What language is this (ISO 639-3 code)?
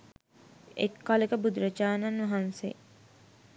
sin